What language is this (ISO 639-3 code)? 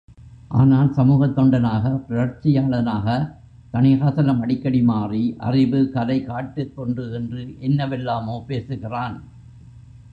tam